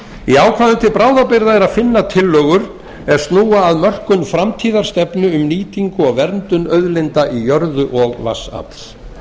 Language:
Icelandic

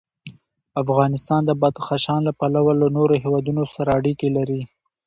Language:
Pashto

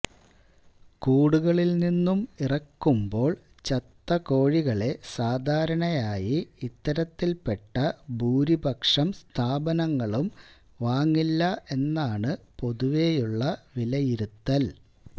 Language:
Malayalam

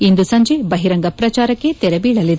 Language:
Kannada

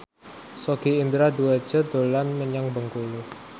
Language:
Javanese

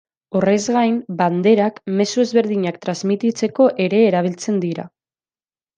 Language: Basque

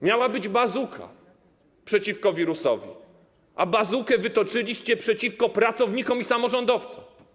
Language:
Polish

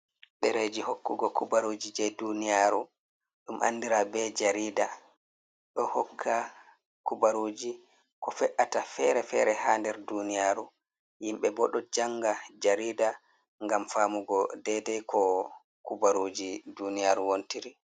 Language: Fula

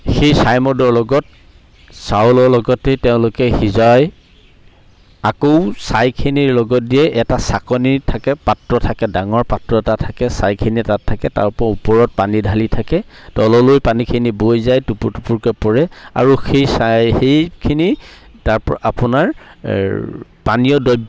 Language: Assamese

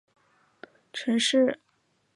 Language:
Chinese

